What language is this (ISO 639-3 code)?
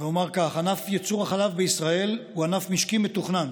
heb